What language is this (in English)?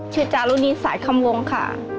Thai